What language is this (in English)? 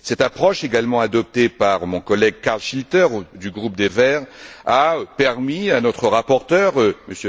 French